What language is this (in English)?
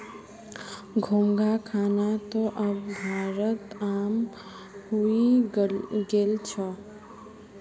Magahi